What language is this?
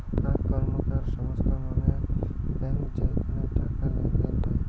Bangla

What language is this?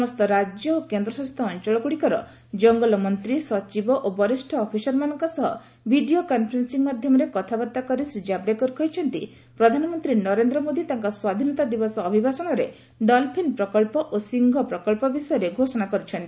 Odia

